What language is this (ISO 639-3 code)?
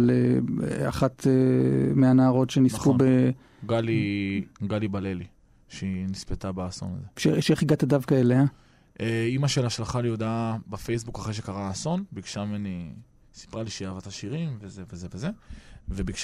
heb